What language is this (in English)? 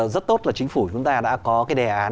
Vietnamese